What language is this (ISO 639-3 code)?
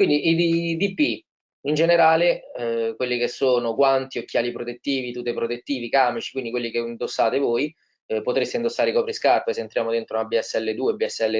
ita